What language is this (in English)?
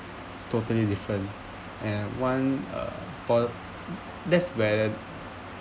English